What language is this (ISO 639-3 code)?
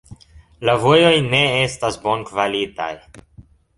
epo